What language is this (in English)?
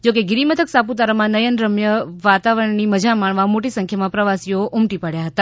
Gujarati